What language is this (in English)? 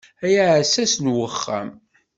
Kabyle